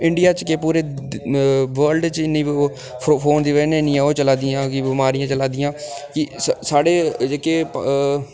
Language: Dogri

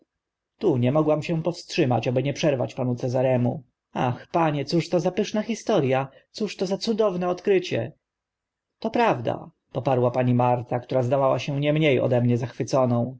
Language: Polish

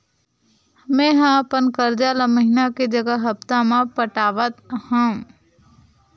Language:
Chhattisgarhi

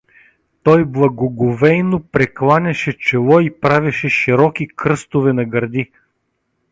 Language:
Bulgarian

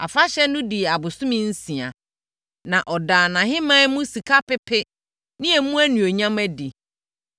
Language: Akan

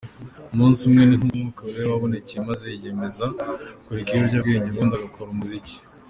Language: Kinyarwanda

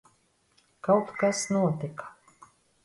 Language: Latvian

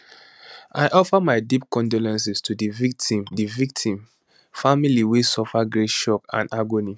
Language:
Nigerian Pidgin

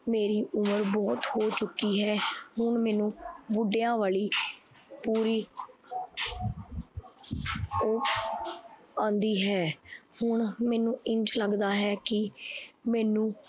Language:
Punjabi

